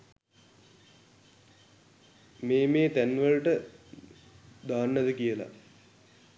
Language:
Sinhala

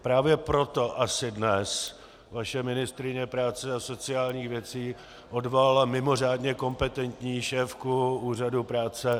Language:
Czech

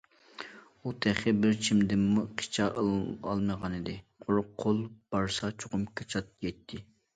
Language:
Uyghur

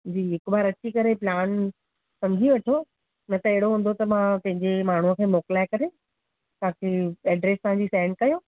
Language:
Sindhi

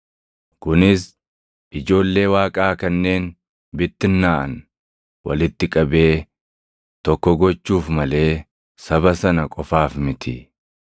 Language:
Oromo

